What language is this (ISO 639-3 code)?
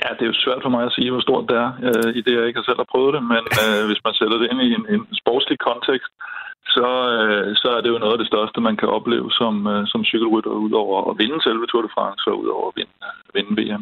dan